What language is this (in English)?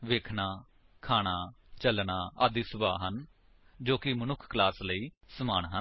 Punjabi